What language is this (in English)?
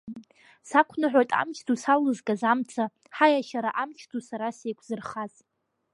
Abkhazian